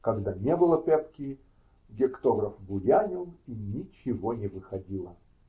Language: Russian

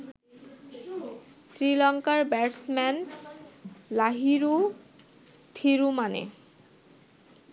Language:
Bangla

